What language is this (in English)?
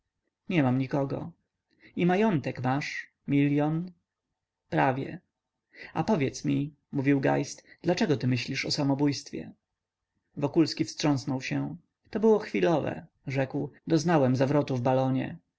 Polish